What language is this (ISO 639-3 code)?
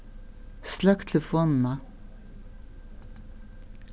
fao